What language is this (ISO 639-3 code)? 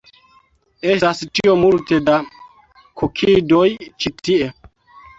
epo